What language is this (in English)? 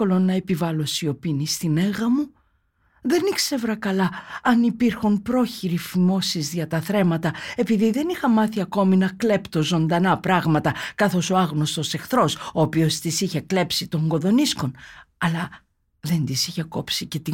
Greek